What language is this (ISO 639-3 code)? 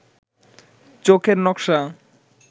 ben